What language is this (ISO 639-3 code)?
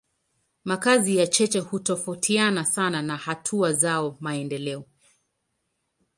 swa